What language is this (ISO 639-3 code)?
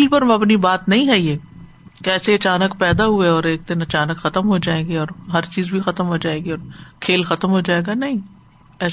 urd